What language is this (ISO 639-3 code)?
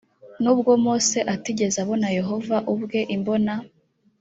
kin